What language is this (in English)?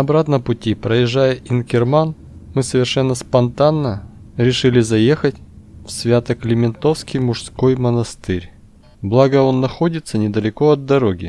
Russian